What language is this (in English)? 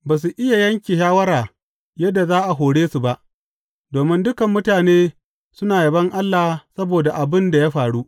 Hausa